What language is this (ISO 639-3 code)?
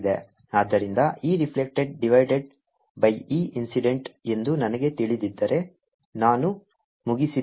kan